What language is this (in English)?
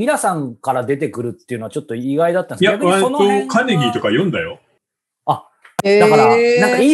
Japanese